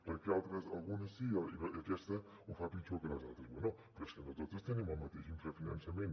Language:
Catalan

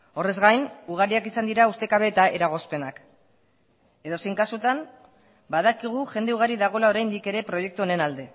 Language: Basque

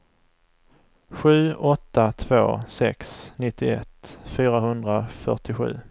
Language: Swedish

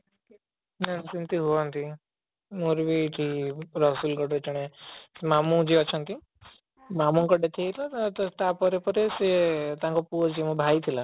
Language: Odia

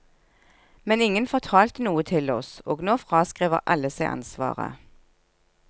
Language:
Norwegian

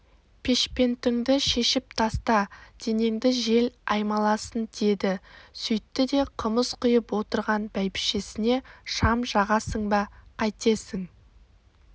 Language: Kazakh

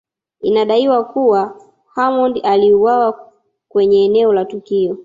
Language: Swahili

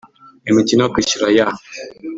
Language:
Kinyarwanda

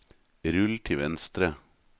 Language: Norwegian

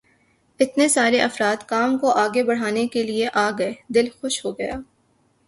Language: Urdu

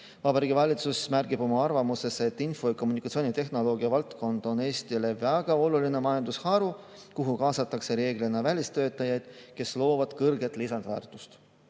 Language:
Estonian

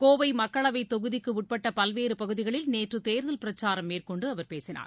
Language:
Tamil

